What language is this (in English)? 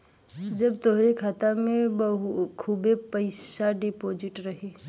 Bhojpuri